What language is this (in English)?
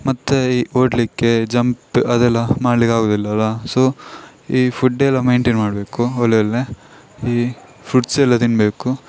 Kannada